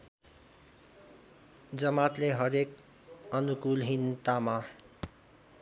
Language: Nepali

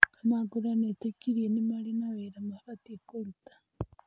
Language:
Kikuyu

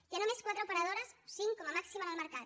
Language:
Catalan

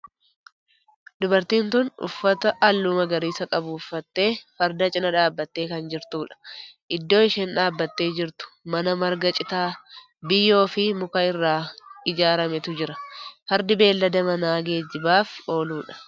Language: Oromo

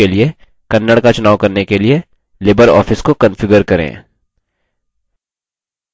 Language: Hindi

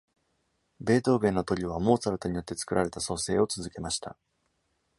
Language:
Japanese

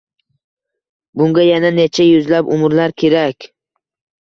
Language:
Uzbek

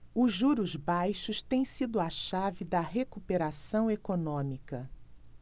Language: Portuguese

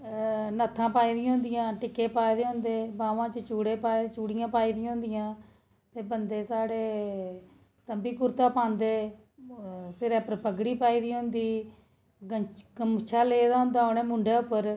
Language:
Dogri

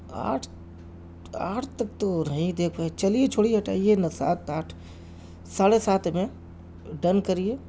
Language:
Urdu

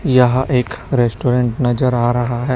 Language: Hindi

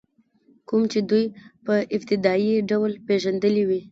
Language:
Pashto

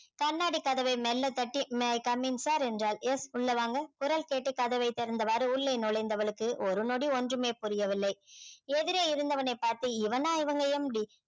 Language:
Tamil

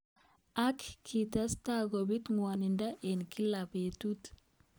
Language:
Kalenjin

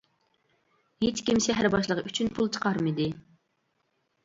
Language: Uyghur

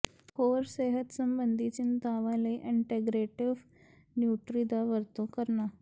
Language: Punjabi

